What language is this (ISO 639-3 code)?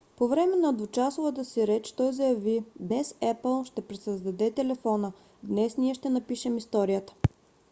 bul